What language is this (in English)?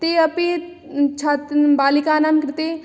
Sanskrit